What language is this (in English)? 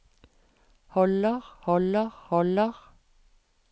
Norwegian